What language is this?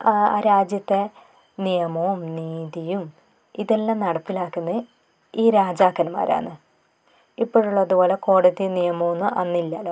Malayalam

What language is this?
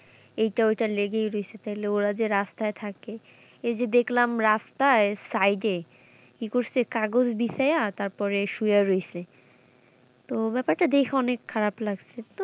Bangla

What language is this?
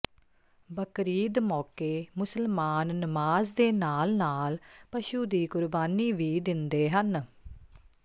Punjabi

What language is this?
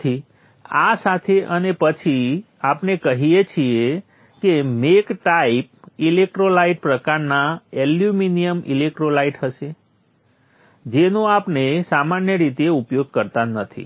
Gujarati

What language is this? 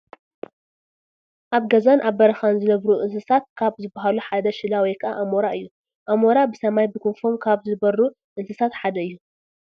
Tigrinya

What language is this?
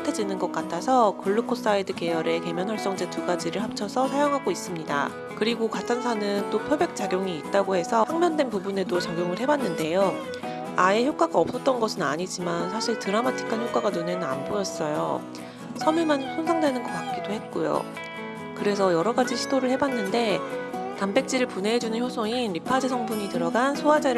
Korean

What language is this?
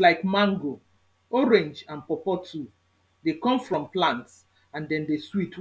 Nigerian Pidgin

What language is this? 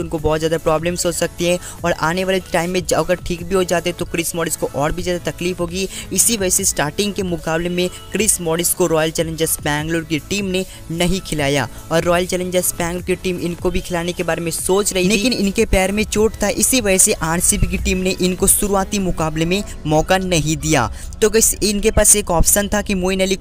Hindi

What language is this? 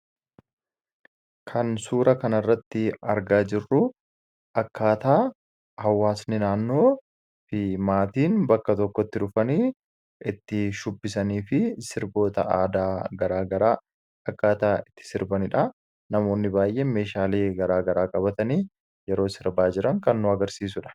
Oromo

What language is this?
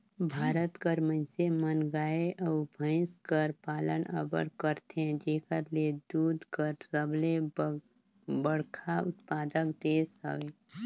Chhattisgarhi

